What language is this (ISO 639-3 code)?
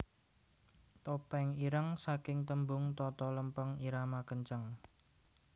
jav